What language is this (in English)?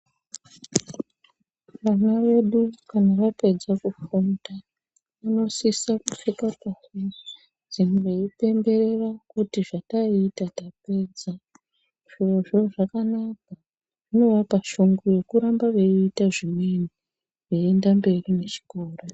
Ndau